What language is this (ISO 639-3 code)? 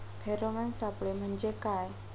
mar